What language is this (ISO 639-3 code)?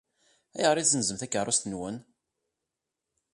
kab